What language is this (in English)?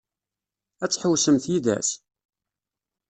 Kabyle